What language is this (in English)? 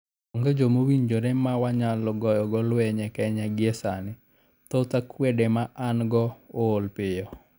Luo (Kenya and Tanzania)